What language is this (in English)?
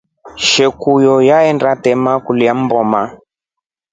Rombo